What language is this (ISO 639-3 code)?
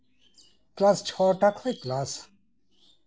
sat